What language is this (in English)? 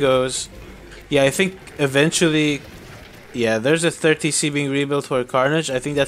English